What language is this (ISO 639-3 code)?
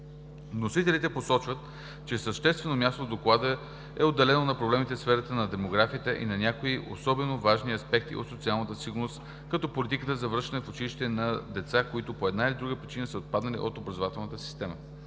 bul